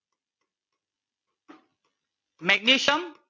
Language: Gujarati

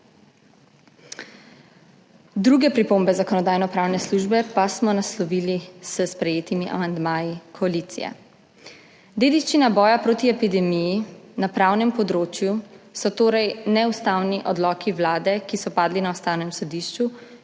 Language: Slovenian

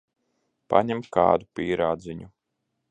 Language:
Latvian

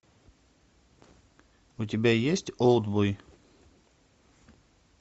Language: Russian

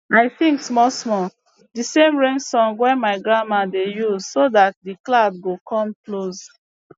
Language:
Nigerian Pidgin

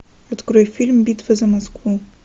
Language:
Russian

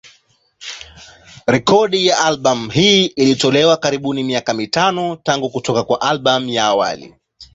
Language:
Swahili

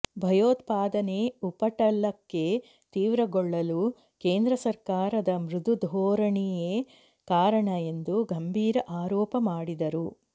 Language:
Kannada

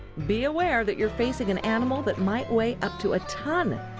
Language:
English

